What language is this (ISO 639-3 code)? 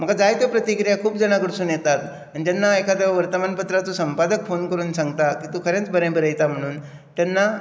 kok